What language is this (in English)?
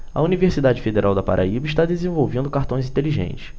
Portuguese